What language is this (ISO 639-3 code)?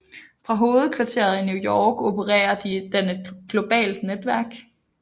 dan